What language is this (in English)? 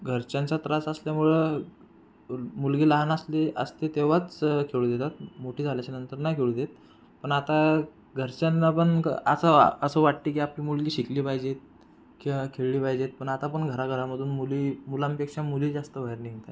Marathi